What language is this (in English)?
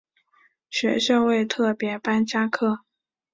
Chinese